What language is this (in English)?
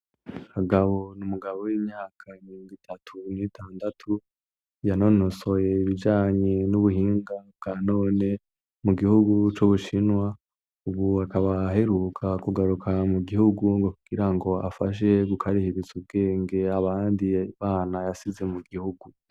Rundi